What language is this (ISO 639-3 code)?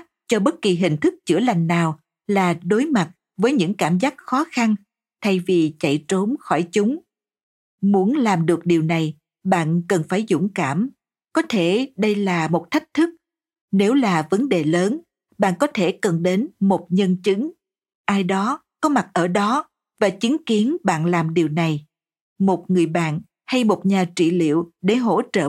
vie